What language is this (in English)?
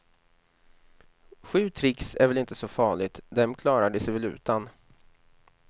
Swedish